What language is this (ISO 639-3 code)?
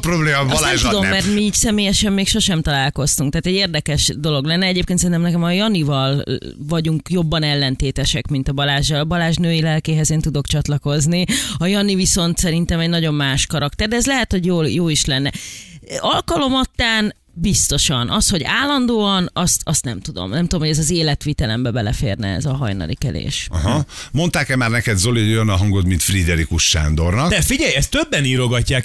hun